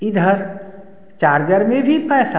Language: Hindi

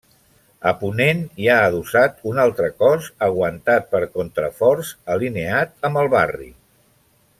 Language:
Catalan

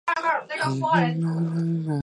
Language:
Chinese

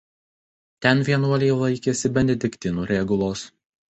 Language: Lithuanian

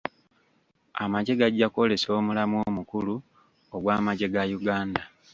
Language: Ganda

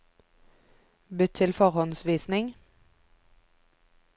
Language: Norwegian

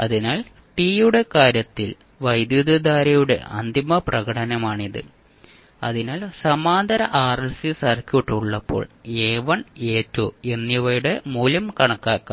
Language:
Malayalam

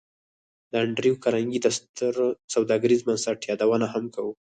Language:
Pashto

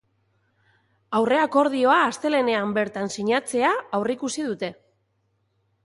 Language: Basque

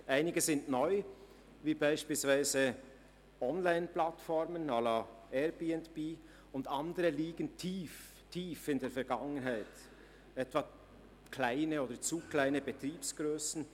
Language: Swiss German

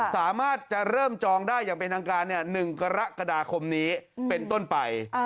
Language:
Thai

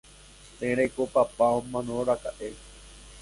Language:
Guarani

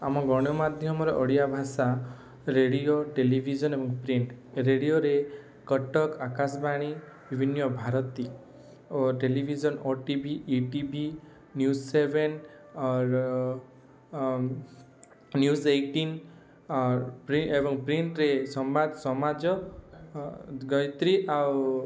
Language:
Odia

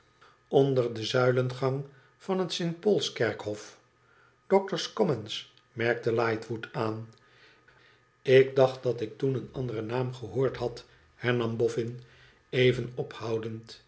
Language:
Dutch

